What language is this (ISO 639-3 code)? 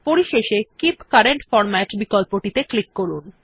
ben